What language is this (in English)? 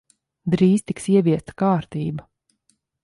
Latvian